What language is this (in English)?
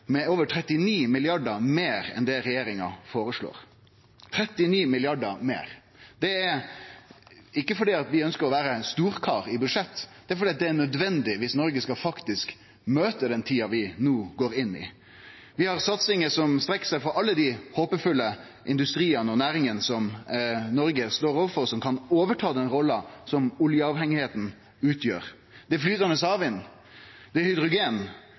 Norwegian Nynorsk